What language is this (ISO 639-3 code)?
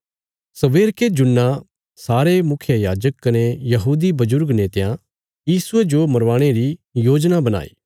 kfs